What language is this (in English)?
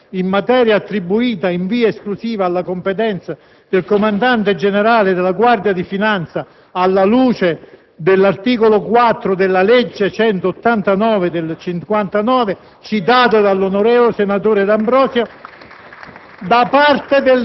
Italian